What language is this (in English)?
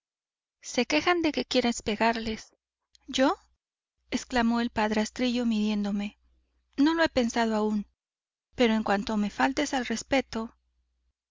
Spanish